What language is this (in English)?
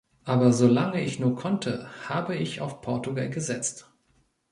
German